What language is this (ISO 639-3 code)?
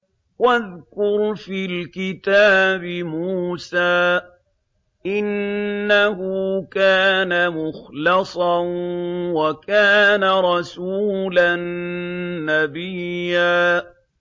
ara